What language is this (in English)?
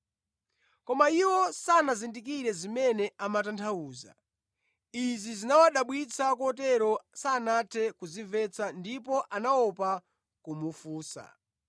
Nyanja